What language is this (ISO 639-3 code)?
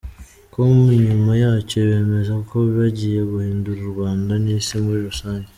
kin